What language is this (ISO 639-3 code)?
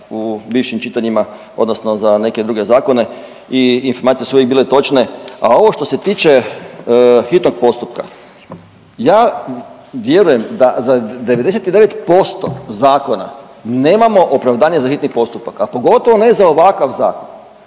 hrv